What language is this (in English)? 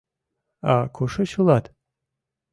Mari